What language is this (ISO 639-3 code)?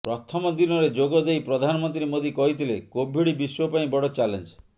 ori